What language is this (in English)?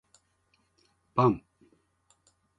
Japanese